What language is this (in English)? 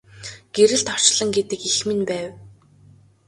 Mongolian